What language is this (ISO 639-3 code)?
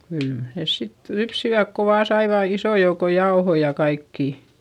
fin